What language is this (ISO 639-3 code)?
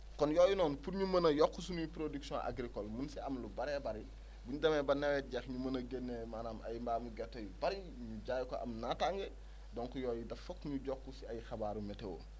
wol